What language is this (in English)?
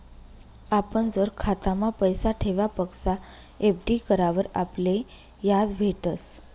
Marathi